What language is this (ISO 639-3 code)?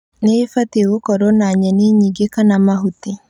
kik